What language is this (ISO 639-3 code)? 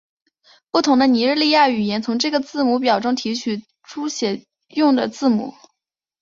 zho